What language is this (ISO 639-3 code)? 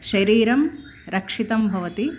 san